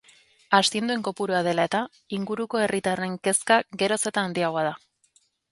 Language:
Basque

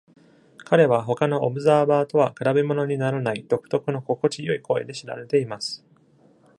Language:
Japanese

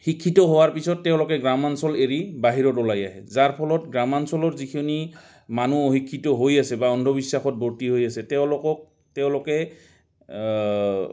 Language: Assamese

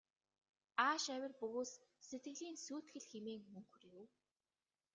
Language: Mongolian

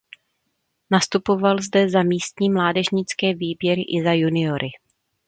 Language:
Czech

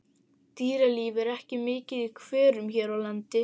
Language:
Icelandic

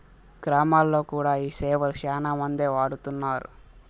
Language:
Telugu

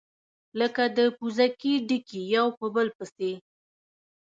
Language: Pashto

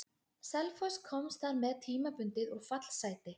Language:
Icelandic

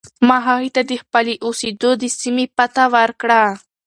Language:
Pashto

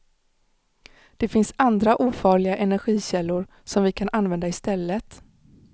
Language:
Swedish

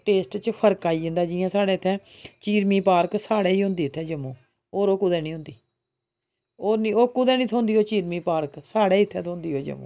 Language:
Dogri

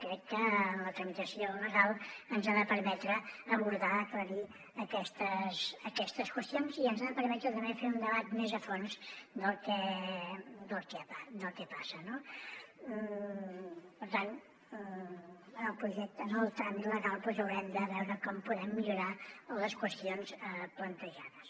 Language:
Catalan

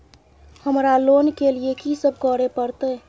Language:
Maithili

